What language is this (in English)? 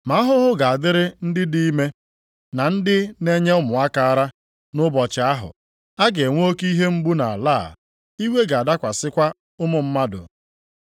Igbo